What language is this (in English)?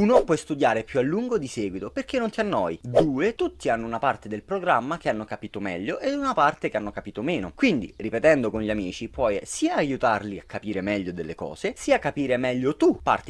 Italian